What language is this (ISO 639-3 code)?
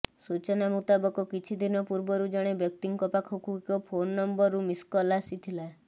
ori